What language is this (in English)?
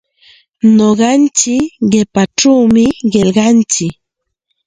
Santa Ana de Tusi Pasco Quechua